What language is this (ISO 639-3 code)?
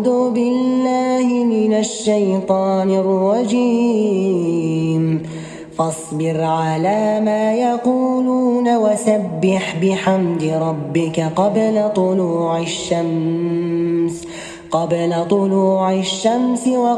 ara